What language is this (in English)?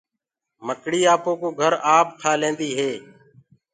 Gurgula